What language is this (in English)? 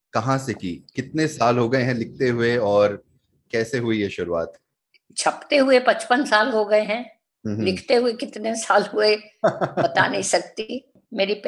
Hindi